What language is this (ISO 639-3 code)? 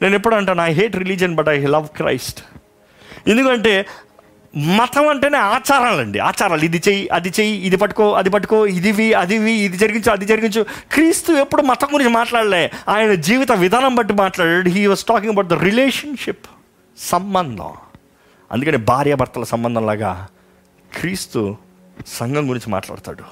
tel